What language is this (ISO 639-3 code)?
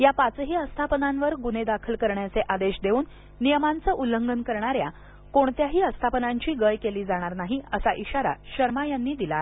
mar